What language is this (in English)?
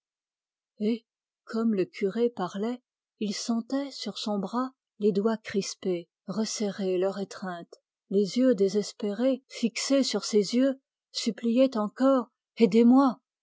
French